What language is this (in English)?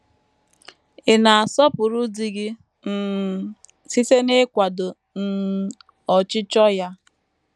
Igbo